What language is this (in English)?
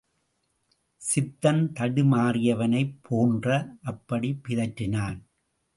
Tamil